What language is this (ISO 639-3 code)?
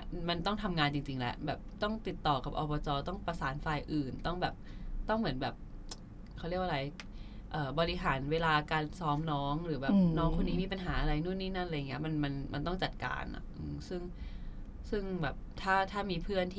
tha